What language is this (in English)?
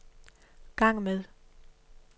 Danish